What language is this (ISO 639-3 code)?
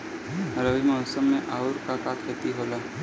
bho